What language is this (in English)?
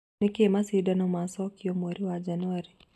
Kikuyu